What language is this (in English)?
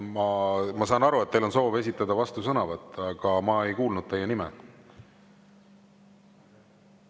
Estonian